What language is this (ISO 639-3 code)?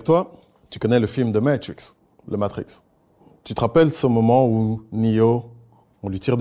fra